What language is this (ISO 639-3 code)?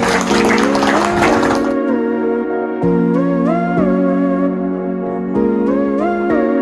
nld